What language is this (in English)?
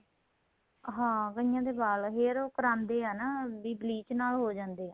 Punjabi